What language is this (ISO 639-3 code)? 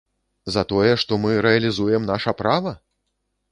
bel